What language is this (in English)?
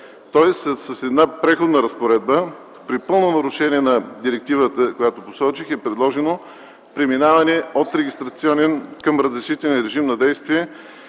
Bulgarian